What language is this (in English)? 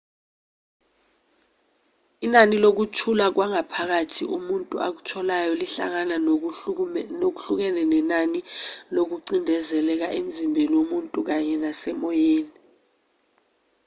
Zulu